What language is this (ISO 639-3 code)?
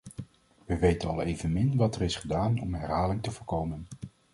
nld